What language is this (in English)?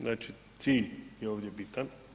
Croatian